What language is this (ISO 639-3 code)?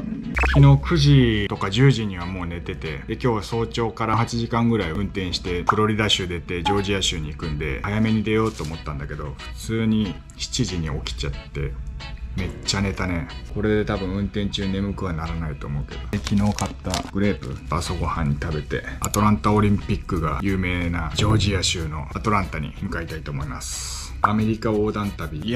jpn